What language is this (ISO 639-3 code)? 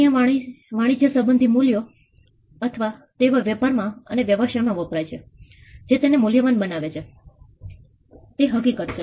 guj